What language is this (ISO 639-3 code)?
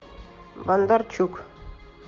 rus